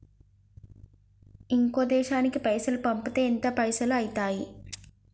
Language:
Telugu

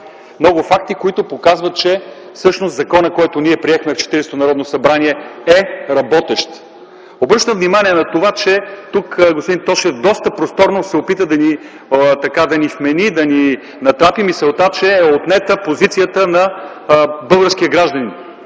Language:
Bulgarian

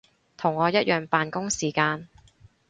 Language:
Cantonese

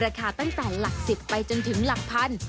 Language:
Thai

